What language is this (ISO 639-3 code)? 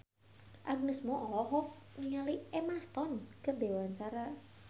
sun